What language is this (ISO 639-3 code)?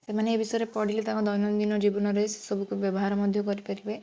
ori